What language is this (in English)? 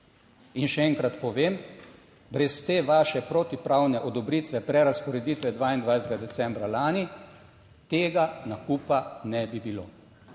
Slovenian